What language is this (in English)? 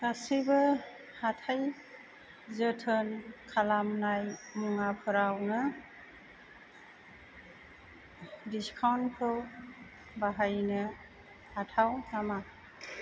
Bodo